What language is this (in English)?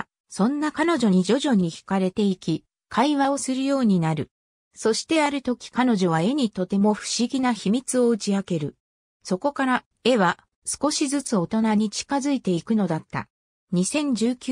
Japanese